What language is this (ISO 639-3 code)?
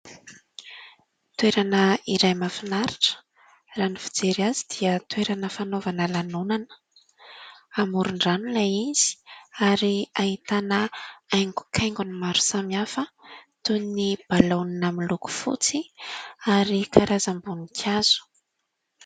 mlg